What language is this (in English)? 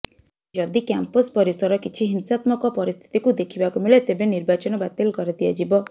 Odia